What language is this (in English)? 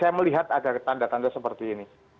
Indonesian